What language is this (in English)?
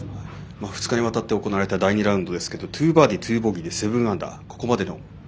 Japanese